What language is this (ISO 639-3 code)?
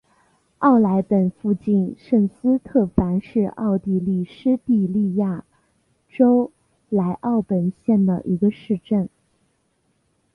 zho